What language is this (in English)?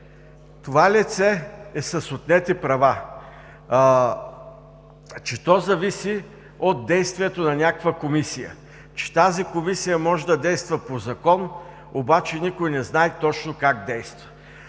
Bulgarian